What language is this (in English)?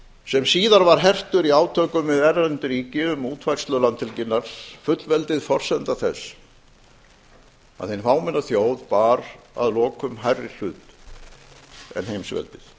Icelandic